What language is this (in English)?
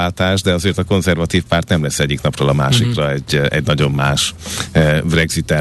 Hungarian